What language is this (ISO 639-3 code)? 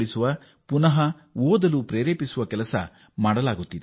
kan